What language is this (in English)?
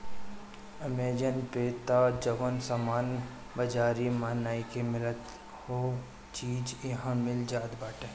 Bhojpuri